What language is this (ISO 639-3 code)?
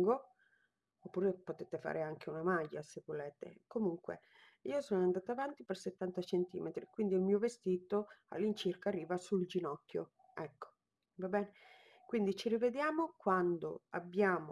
ita